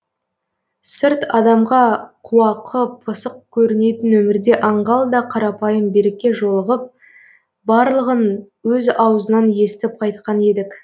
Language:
Kazakh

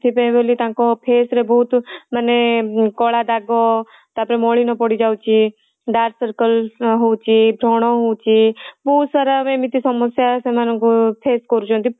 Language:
Odia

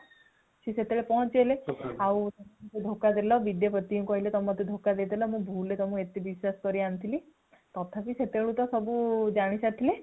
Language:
Odia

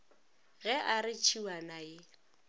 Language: Northern Sotho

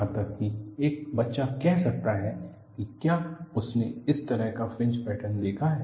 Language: Hindi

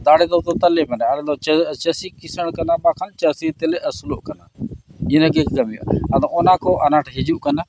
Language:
Santali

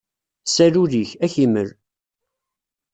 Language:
Kabyle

